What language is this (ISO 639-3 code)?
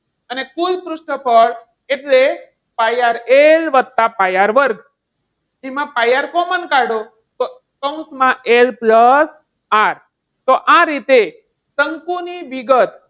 guj